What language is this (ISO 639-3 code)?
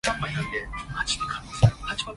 yue